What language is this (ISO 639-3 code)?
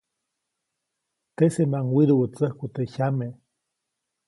zoc